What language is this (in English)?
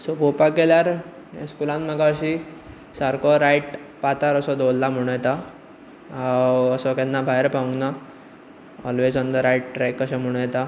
Konkani